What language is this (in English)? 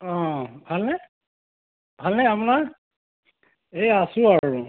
Assamese